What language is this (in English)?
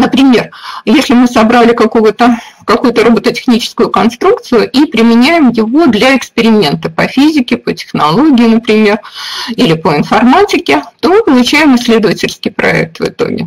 Russian